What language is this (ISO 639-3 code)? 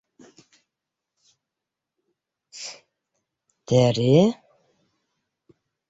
bak